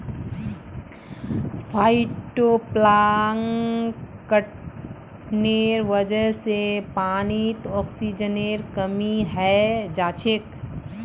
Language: Magahi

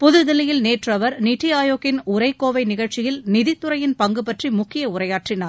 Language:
Tamil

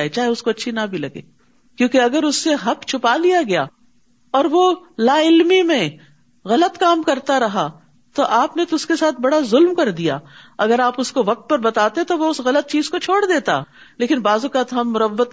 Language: Urdu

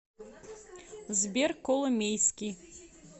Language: Russian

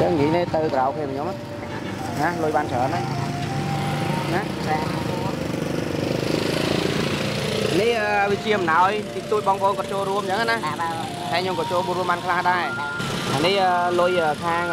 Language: Vietnamese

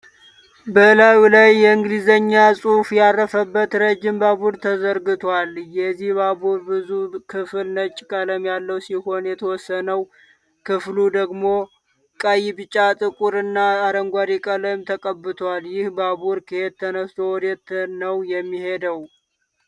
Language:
Amharic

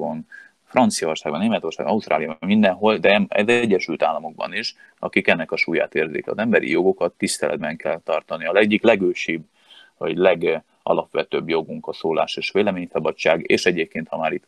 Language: Hungarian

